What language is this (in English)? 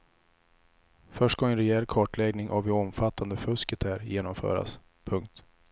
Swedish